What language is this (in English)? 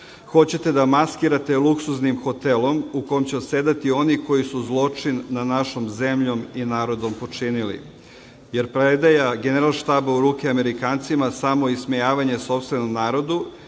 Serbian